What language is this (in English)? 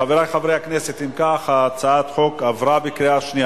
Hebrew